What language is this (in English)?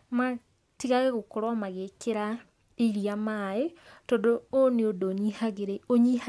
Kikuyu